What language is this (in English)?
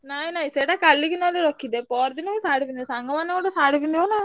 Odia